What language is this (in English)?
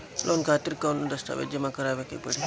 Bhojpuri